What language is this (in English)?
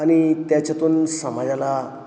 Marathi